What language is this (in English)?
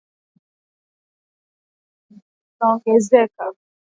Swahili